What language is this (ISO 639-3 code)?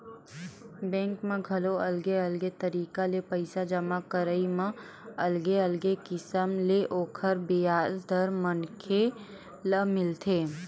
hne